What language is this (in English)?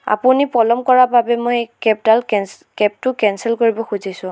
Assamese